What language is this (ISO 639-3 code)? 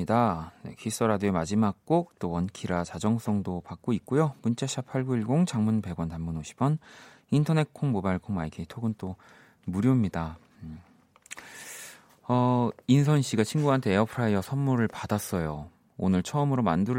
kor